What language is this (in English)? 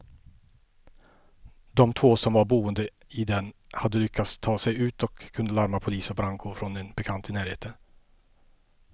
Swedish